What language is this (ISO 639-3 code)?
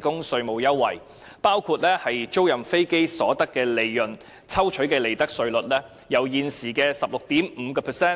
yue